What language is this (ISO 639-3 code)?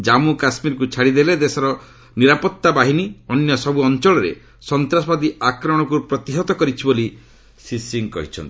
ori